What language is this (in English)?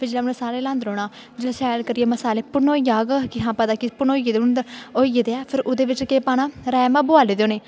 Dogri